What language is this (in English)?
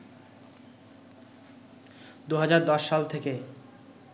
Bangla